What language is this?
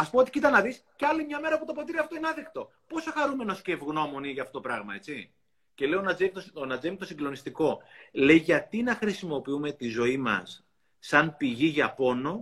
Greek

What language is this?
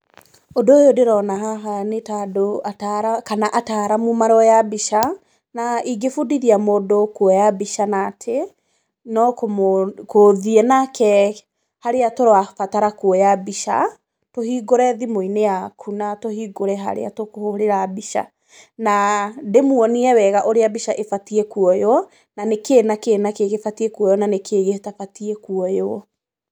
Kikuyu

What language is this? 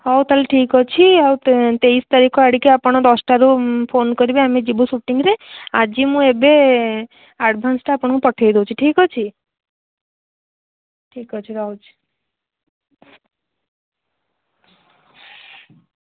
Odia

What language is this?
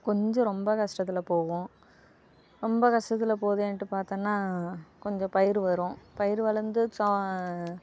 Tamil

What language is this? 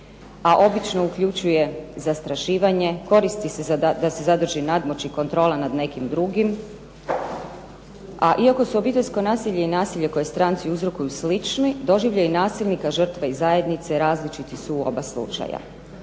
Croatian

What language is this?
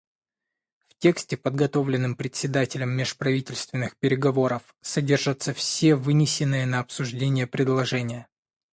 Russian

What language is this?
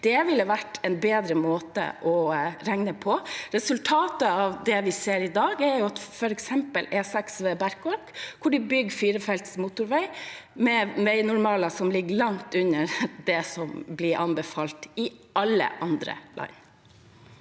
Norwegian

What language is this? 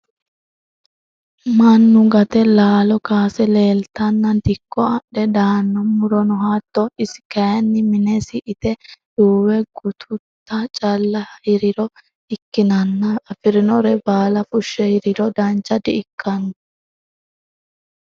Sidamo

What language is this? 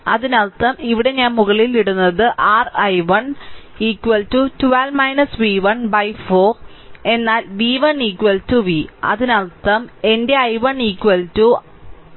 Malayalam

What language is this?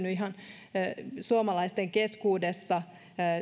Finnish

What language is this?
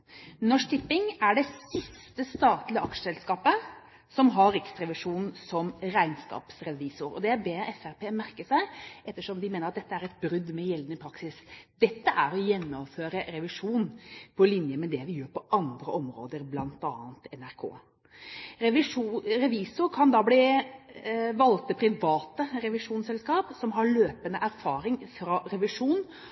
Norwegian Bokmål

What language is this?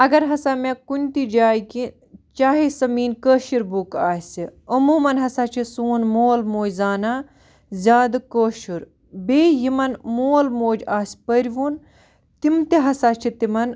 Kashmiri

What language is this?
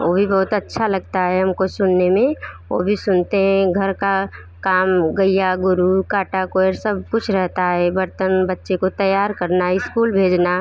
Hindi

